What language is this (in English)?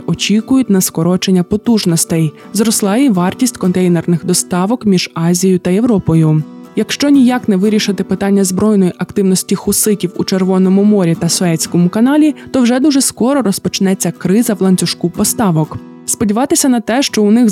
Ukrainian